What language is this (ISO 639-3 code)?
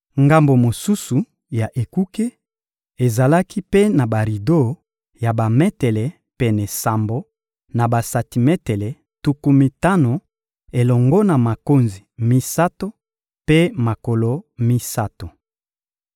lin